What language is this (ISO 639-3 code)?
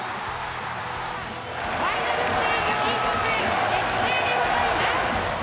jpn